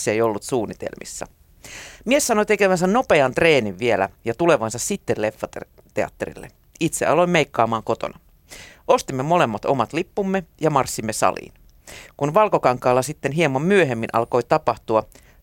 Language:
Finnish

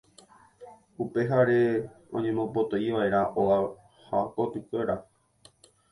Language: Guarani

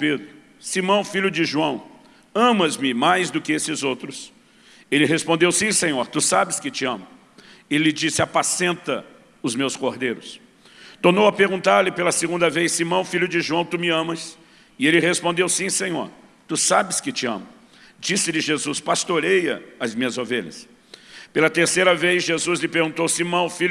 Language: Portuguese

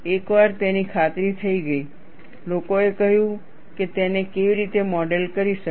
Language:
Gujarati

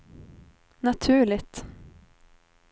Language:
Swedish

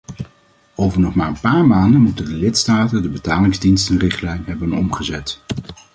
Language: Dutch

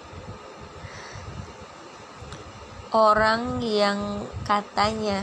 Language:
Indonesian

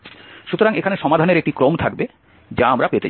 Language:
Bangla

